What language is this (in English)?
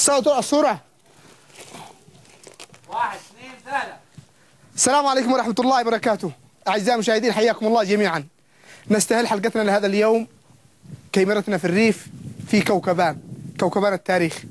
Arabic